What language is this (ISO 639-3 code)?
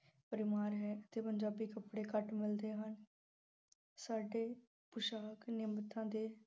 pan